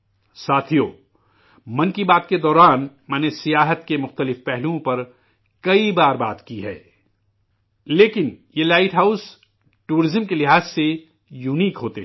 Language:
Urdu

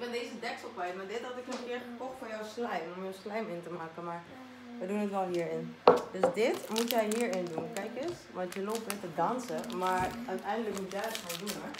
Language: Dutch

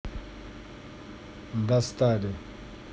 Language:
Russian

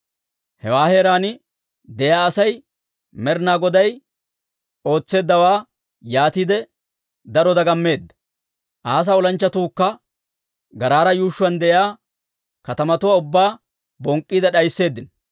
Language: Dawro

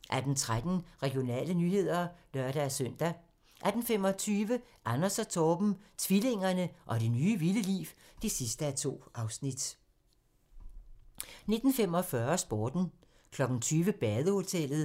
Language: Danish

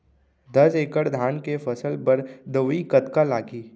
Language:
Chhattisgarhi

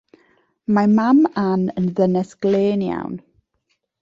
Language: Welsh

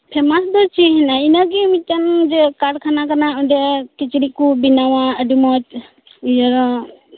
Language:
Santali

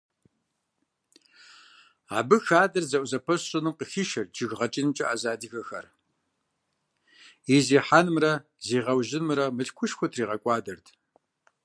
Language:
Kabardian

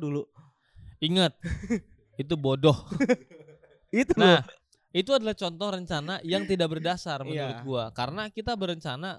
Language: Indonesian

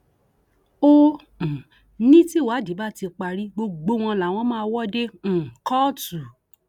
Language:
Yoruba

